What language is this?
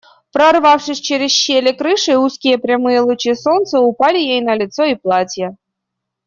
Russian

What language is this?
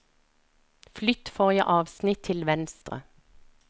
Norwegian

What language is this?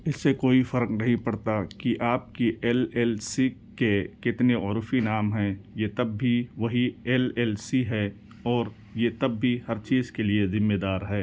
Urdu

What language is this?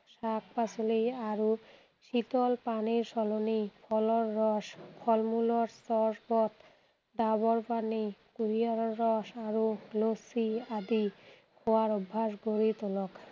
Assamese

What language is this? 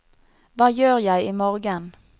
Norwegian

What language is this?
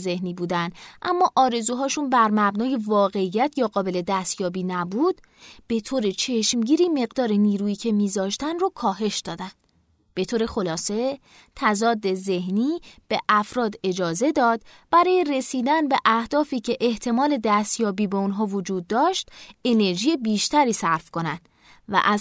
Persian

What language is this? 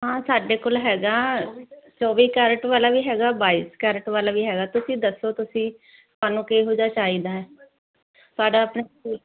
Punjabi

